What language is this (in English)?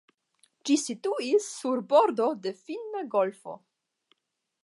Esperanto